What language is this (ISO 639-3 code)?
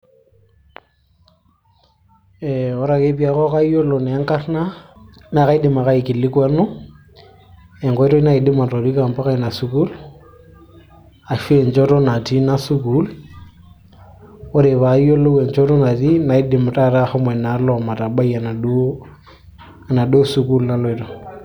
mas